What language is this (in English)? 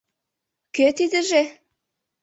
Mari